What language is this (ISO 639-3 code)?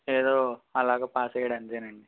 tel